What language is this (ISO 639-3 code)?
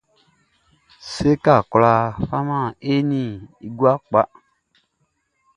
bci